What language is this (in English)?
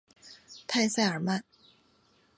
Chinese